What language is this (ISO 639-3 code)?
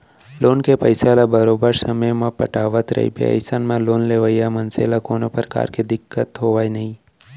hne